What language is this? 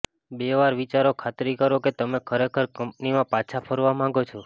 Gujarati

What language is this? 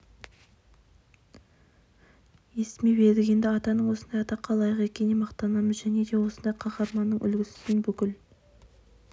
Kazakh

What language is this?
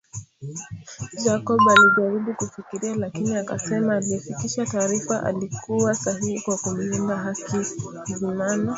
Swahili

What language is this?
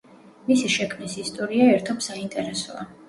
Georgian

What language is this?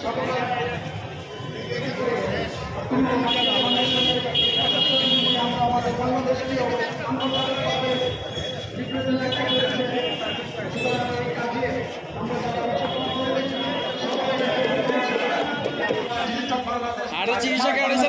Romanian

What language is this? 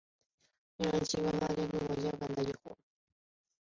Chinese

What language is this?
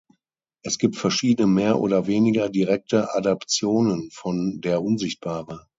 German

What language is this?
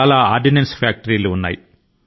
Telugu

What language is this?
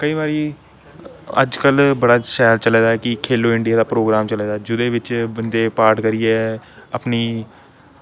Dogri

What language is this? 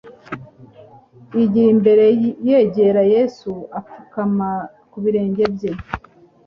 Kinyarwanda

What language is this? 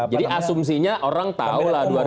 Indonesian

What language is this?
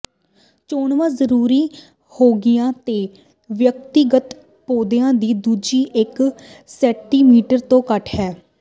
Punjabi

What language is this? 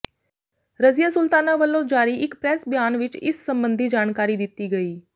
Punjabi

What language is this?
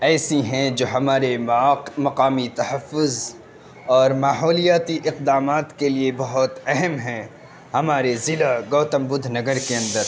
Urdu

